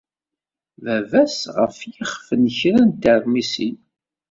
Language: Kabyle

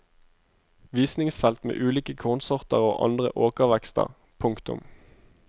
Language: Norwegian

